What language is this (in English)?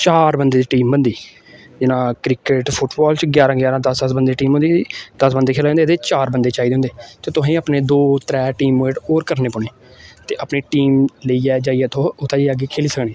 Dogri